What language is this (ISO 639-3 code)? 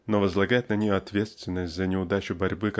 rus